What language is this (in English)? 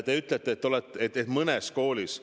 Estonian